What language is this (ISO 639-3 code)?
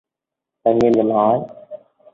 vie